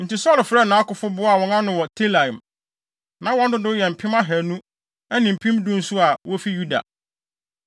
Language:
Akan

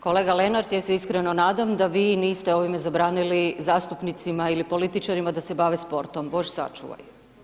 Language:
Croatian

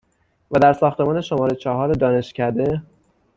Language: Persian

